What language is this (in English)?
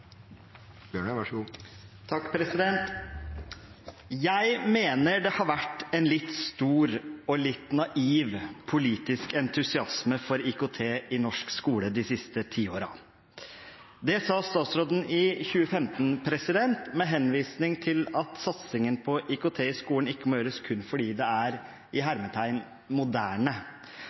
Norwegian Nynorsk